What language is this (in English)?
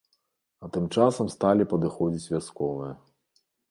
Belarusian